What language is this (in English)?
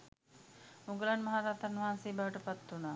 Sinhala